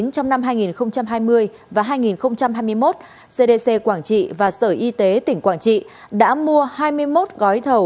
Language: Vietnamese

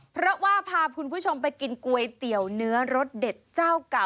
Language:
Thai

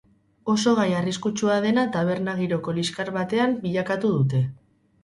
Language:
Basque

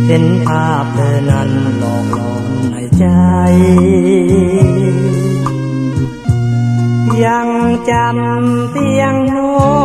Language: Thai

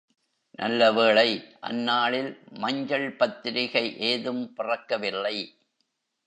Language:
Tamil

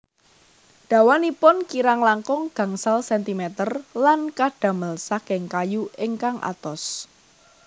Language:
Javanese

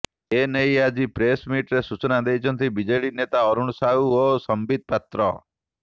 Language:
Odia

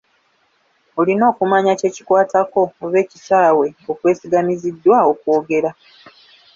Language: Ganda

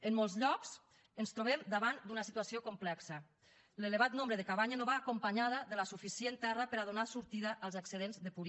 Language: Catalan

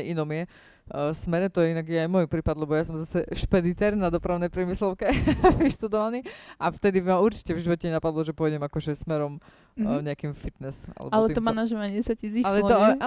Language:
Slovak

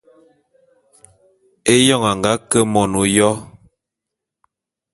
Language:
Bulu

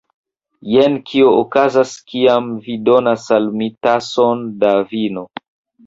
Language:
Esperanto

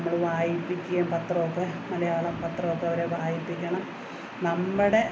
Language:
Malayalam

